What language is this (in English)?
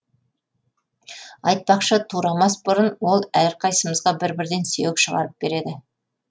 Kazakh